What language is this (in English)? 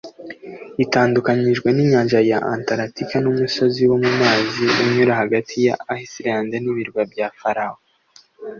Kinyarwanda